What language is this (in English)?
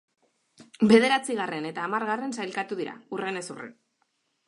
Basque